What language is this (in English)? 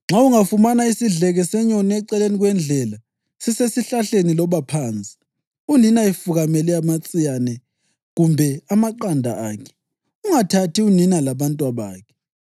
North Ndebele